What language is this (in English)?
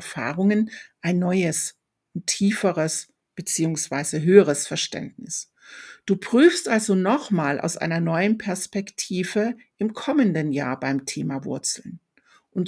German